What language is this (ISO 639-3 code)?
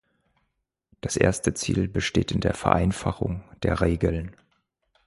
deu